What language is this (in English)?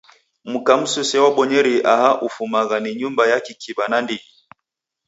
Taita